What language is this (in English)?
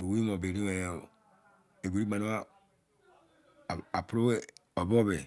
Izon